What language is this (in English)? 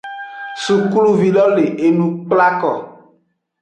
Aja (Benin)